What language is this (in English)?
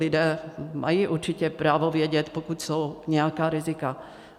Czech